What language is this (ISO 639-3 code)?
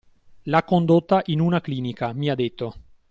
ita